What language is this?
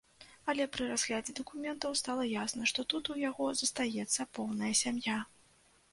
Belarusian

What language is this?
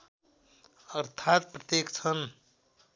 Nepali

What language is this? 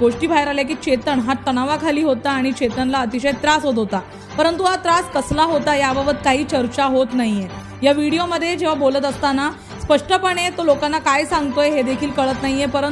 Hindi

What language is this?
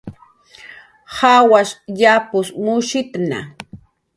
Jaqaru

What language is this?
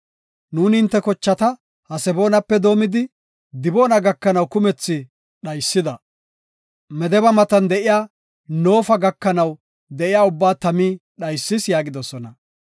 Gofa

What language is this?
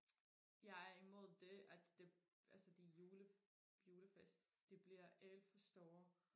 Danish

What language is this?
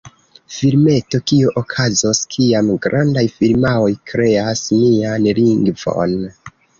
Esperanto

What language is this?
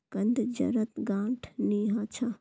Magahi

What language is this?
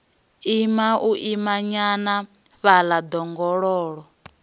Venda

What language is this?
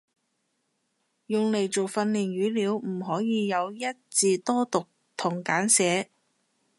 Cantonese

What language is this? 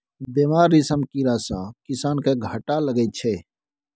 Maithili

